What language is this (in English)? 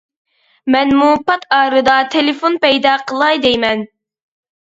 Uyghur